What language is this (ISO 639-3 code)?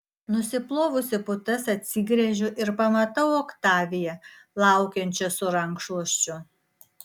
lit